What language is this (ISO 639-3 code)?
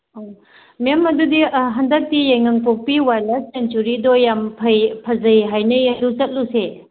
mni